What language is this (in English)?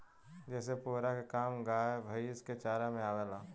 Bhojpuri